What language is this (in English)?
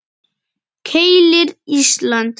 Icelandic